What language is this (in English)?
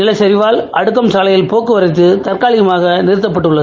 Tamil